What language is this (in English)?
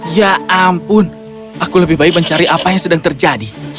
Indonesian